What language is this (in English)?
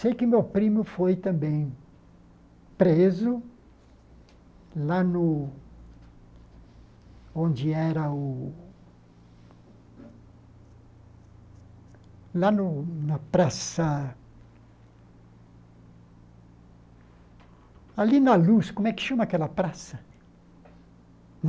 Portuguese